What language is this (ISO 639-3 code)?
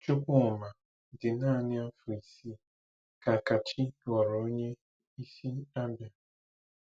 ibo